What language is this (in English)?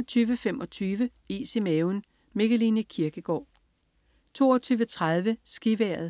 Danish